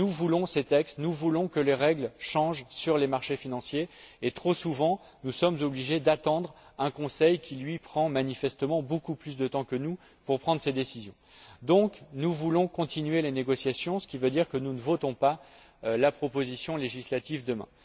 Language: French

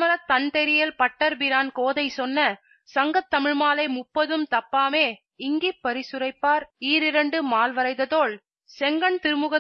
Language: Tamil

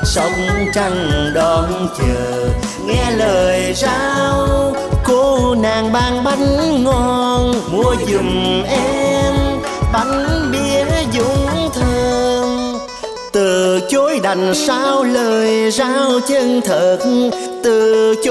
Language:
Vietnamese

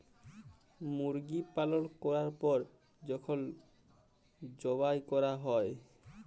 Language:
Bangla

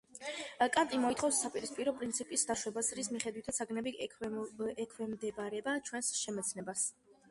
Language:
Georgian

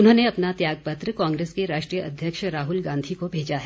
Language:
Hindi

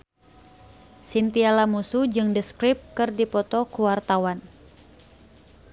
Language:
Sundanese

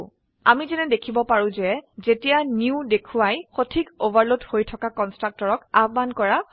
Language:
Assamese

